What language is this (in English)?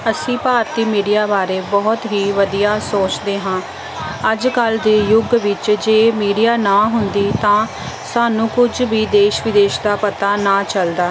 Punjabi